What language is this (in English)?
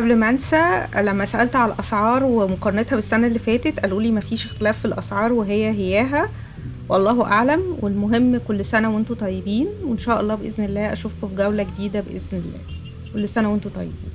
Arabic